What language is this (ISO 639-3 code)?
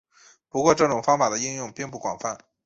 zho